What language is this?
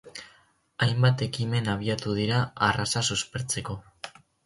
Basque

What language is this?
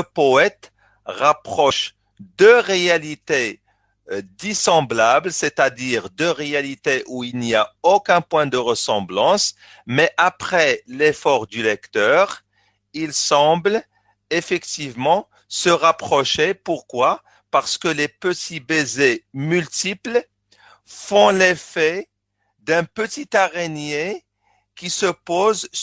French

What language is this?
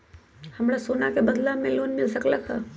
Magahi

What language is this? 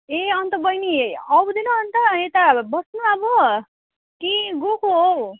Nepali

